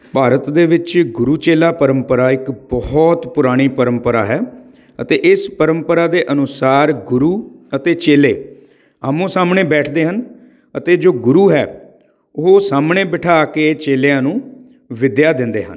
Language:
Punjabi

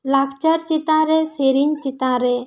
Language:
Santali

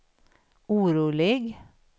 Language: Swedish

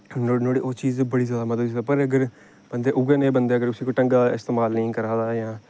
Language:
Dogri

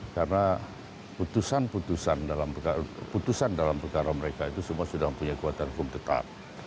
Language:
Indonesian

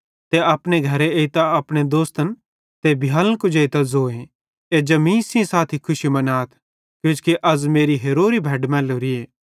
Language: Bhadrawahi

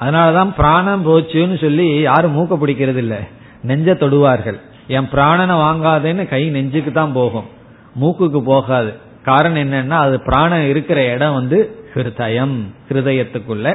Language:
Tamil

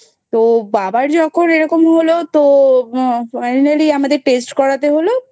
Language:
Bangla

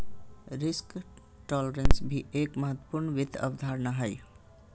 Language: Magahi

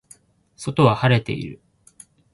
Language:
Japanese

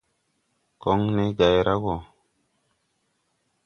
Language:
Tupuri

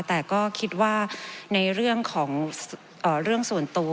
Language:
Thai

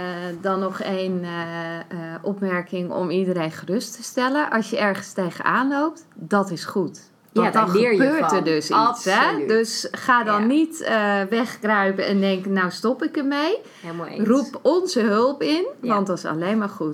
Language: Dutch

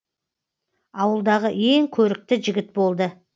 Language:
Kazakh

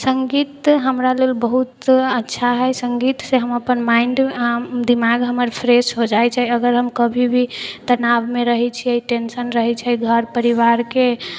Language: Maithili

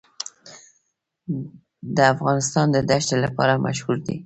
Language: Pashto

